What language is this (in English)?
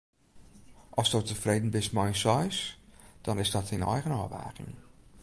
Western Frisian